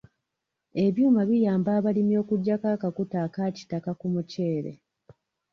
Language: Ganda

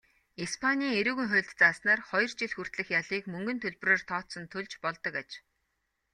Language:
Mongolian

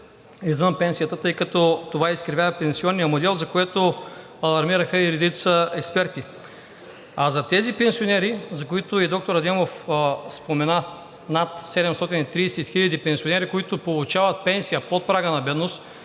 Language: Bulgarian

